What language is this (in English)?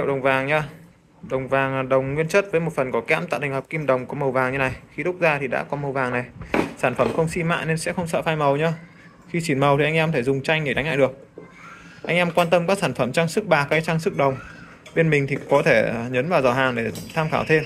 Vietnamese